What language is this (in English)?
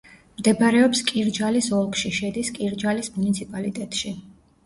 Georgian